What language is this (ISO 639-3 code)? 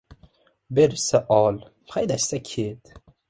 uzb